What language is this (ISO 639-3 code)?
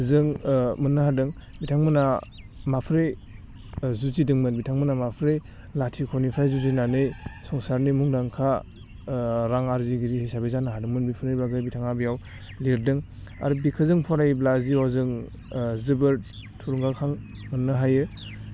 brx